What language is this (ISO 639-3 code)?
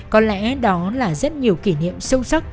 vie